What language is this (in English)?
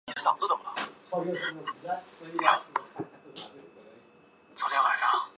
Chinese